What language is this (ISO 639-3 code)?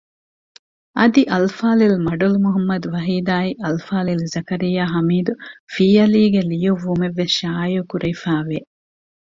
div